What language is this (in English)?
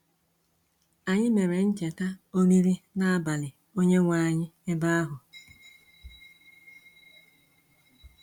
Igbo